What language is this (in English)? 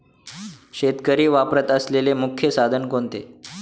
Marathi